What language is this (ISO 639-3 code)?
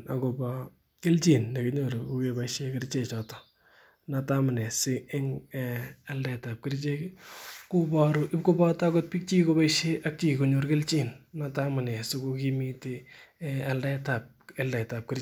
kln